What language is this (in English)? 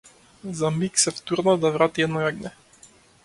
Macedonian